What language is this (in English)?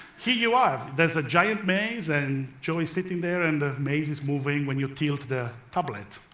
English